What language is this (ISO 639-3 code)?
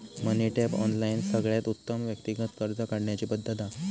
mar